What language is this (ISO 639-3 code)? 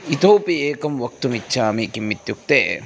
san